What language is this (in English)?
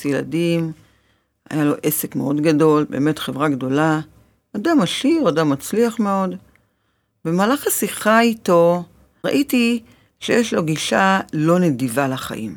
Hebrew